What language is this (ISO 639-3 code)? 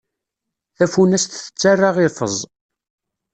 kab